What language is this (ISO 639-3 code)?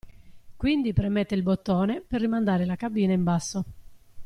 ita